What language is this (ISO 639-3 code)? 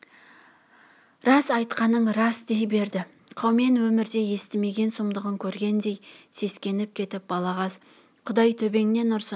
kaz